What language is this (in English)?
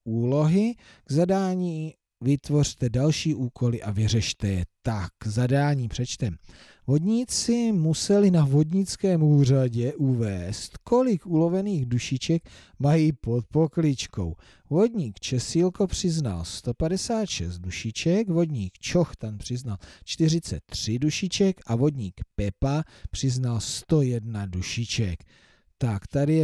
Czech